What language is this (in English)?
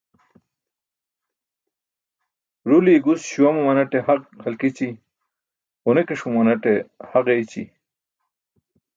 Burushaski